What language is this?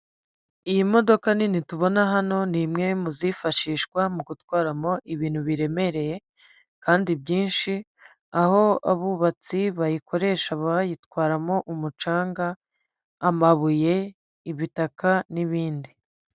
Kinyarwanda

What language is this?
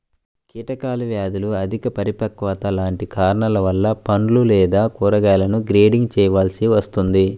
Telugu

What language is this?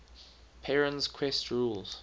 English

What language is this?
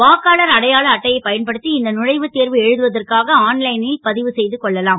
Tamil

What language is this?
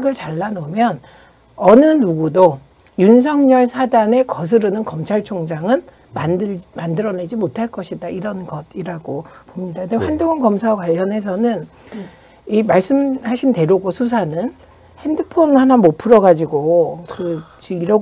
Korean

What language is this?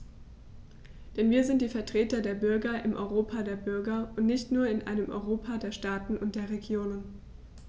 German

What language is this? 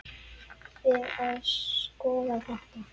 Icelandic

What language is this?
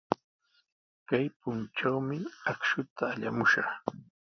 Sihuas Ancash Quechua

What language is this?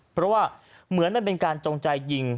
Thai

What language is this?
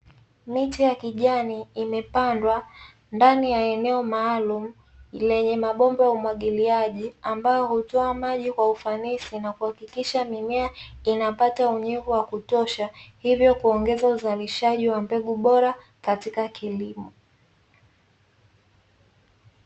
Swahili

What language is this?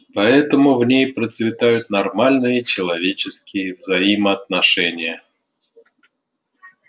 Russian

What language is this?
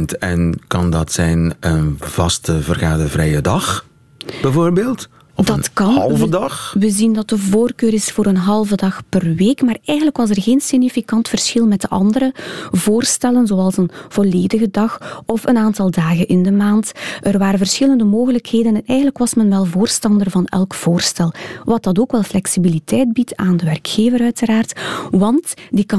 Dutch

